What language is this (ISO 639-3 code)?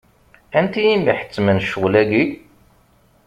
kab